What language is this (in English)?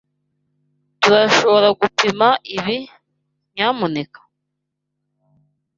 Kinyarwanda